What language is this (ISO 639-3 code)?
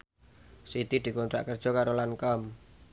jav